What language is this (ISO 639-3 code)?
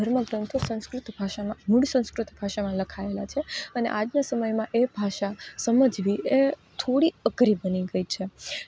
guj